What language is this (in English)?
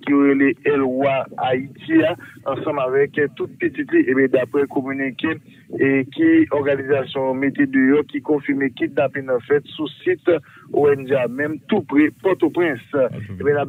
French